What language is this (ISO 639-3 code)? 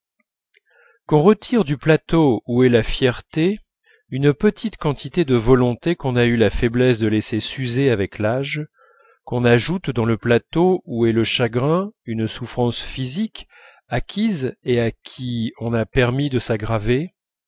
fra